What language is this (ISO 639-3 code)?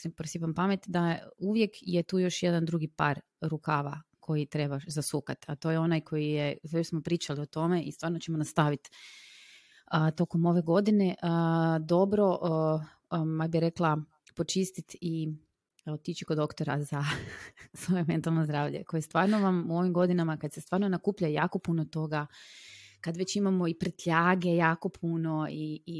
hrv